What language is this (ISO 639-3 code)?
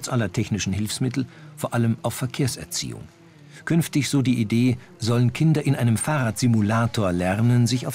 deu